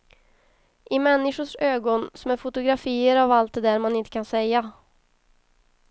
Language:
Swedish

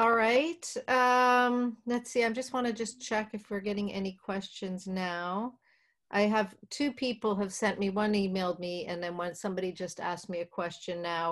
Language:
English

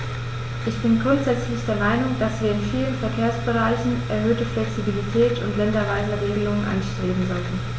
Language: German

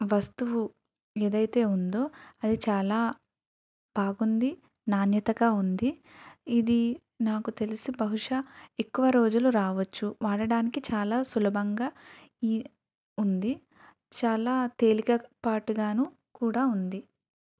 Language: Telugu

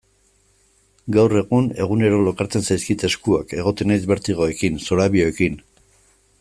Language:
Basque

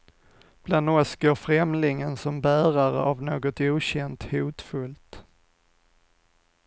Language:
Swedish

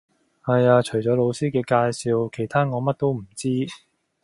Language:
Cantonese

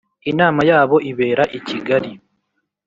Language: Kinyarwanda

